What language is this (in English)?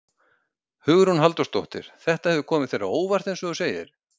Icelandic